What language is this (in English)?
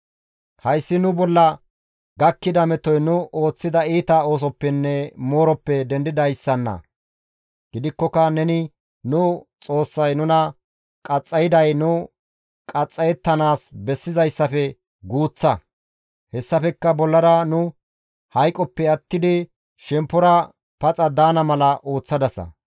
Gamo